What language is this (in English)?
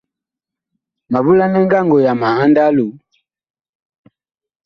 Bakoko